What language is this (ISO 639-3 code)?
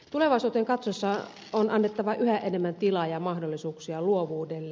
fin